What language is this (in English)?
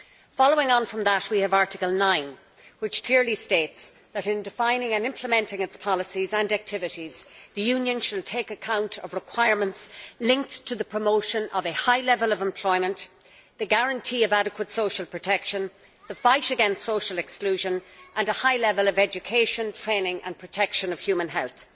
English